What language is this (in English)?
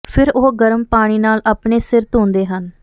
Punjabi